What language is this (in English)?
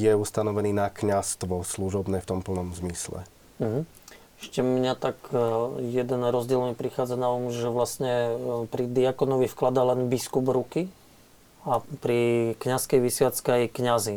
Slovak